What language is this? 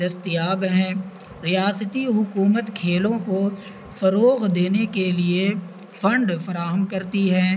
Urdu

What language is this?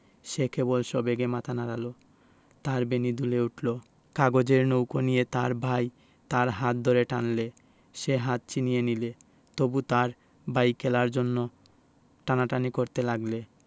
Bangla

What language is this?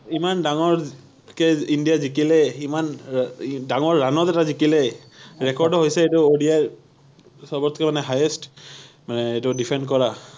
Assamese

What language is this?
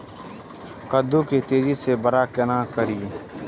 Maithili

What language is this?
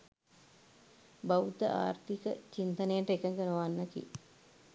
Sinhala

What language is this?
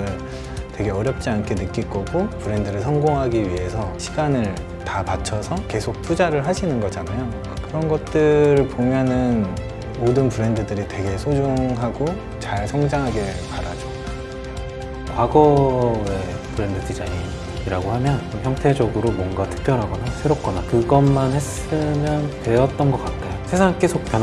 Korean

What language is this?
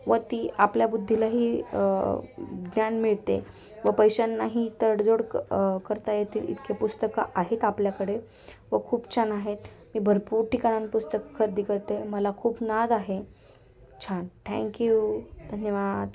Marathi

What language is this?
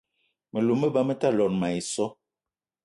Eton (Cameroon)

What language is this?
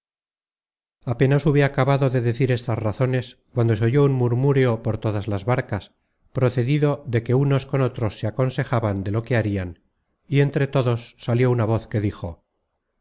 Spanish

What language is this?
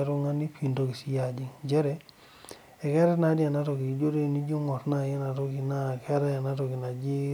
Masai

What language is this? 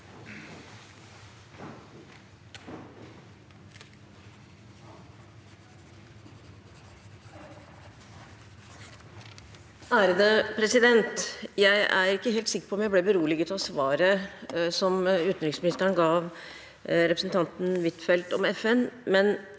Norwegian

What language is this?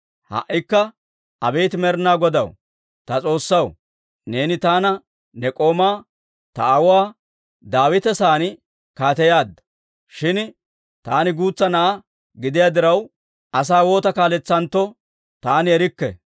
Dawro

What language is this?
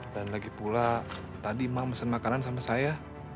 Indonesian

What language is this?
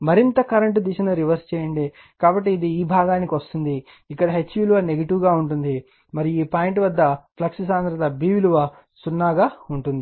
Telugu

